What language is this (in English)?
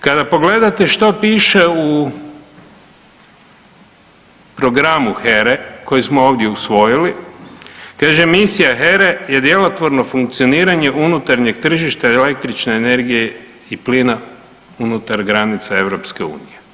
Croatian